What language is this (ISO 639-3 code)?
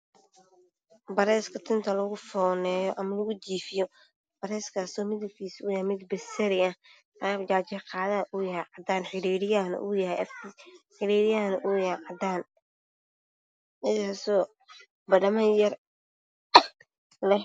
som